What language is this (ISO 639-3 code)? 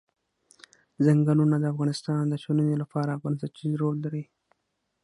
pus